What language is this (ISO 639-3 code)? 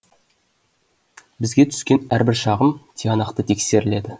kaz